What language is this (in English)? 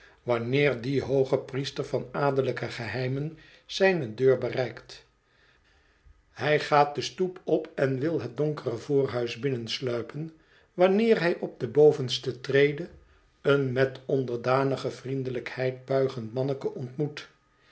Dutch